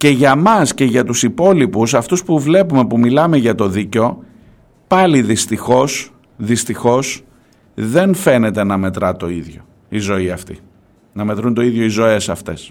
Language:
Greek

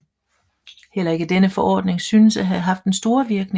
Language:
Danish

